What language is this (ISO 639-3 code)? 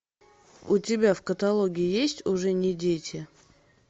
rus